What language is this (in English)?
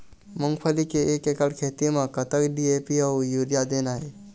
Chhattisgarhi